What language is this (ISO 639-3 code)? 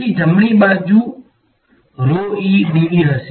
guj